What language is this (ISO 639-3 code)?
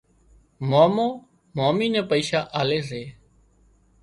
kxp